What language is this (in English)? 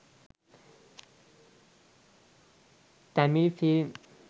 Sinhala